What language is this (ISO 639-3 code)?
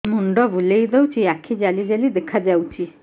ori